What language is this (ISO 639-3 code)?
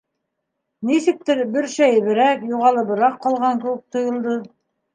bak